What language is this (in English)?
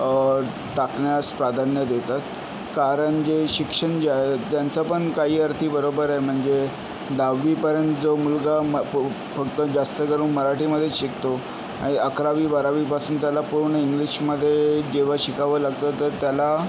Marathi